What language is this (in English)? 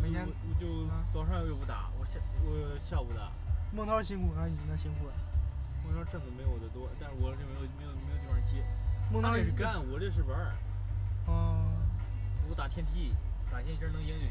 Chinese